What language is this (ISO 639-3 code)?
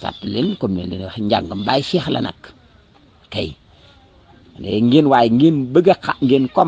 ara